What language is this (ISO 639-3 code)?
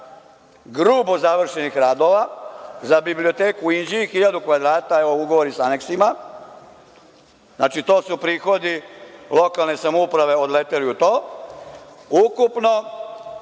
srp